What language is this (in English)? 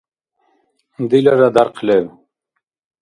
Dargwa